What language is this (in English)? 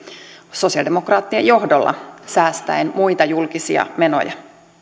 Finnish